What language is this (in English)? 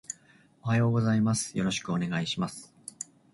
Japanese